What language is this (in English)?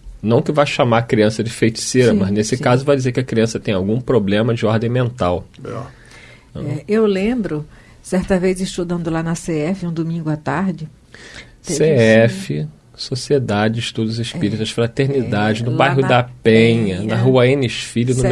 Portuguese